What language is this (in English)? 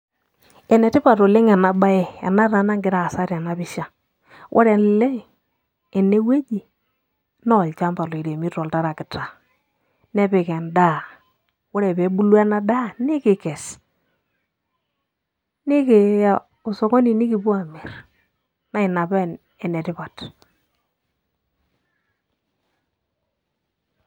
Masai